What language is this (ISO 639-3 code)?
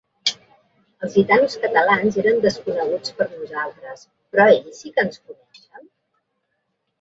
cat